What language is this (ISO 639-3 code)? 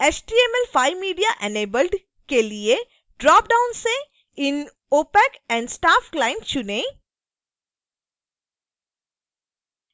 hin